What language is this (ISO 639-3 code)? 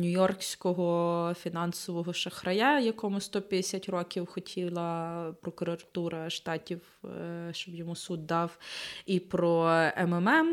ukr